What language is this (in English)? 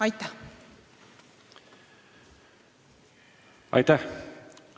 Estonian